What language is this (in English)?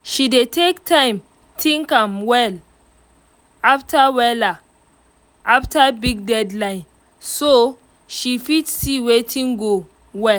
Nigerian Pidgin